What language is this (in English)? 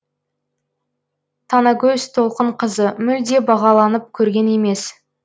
Kazakh